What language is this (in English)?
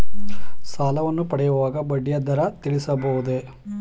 Kannada